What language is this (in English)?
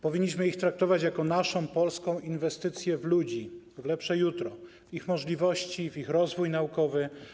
Polish